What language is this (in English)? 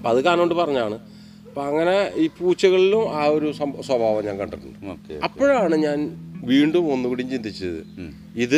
Malayalam